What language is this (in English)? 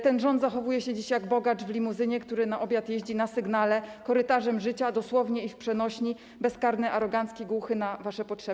Polish